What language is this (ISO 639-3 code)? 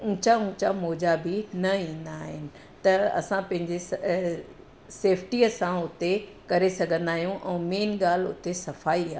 snd